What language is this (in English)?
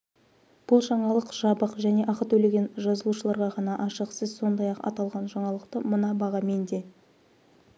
Kazakh